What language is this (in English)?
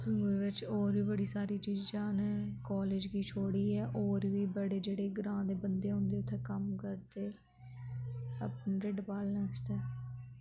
Dogri